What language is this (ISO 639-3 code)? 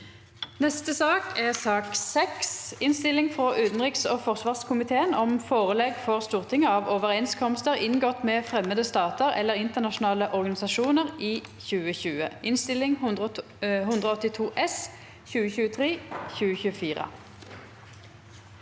nor